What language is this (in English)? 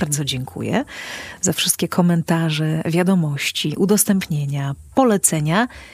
Polish